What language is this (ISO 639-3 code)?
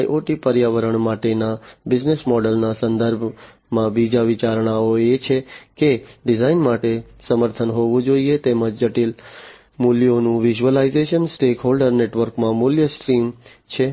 guj